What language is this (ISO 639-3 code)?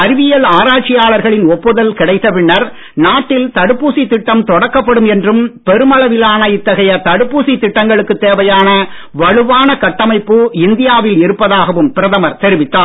tam